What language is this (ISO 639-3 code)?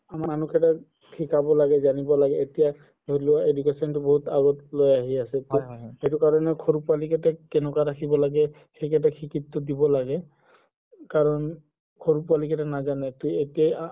asm